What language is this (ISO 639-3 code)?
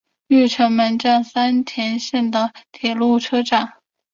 zho